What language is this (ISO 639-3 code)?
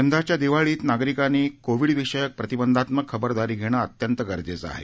mar